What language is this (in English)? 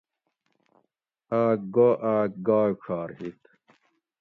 Gawri